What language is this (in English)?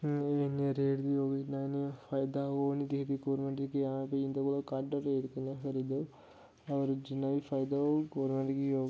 Dogri